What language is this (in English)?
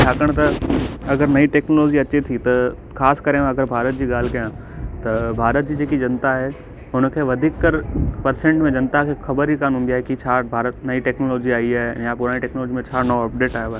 Sindhi